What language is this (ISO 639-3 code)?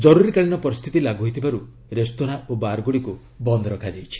ori